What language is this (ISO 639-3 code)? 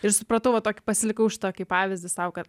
lit